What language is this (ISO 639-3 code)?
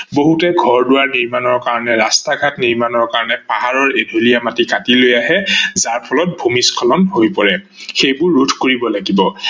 asm